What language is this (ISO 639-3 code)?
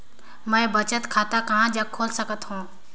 hne